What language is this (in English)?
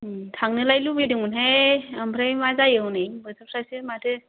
Bodo